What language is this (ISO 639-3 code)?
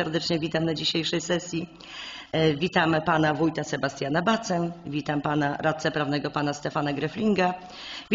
pol